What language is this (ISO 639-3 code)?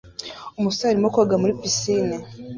kin